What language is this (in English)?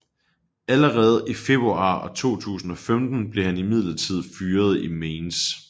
Danish